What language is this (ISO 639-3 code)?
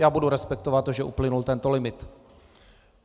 ces